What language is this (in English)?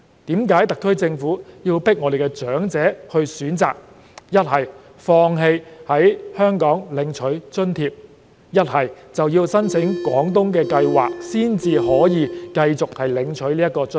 Cantonese